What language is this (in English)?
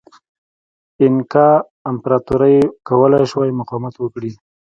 Pashto